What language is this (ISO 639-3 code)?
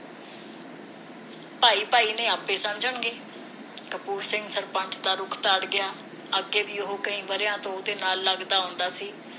pan